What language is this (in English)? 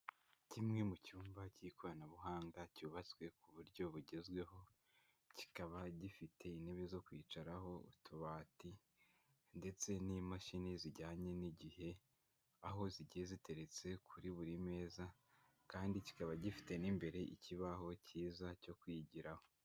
Kinyarwanda